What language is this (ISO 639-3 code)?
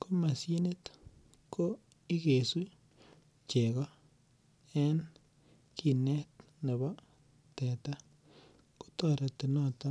kln